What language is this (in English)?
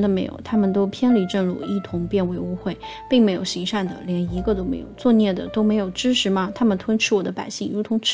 Chinese